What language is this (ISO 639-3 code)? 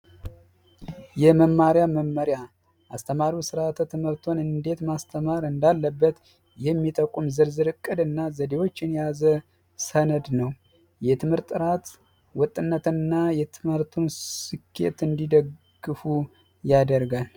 amh